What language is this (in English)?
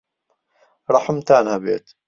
Central Kurdish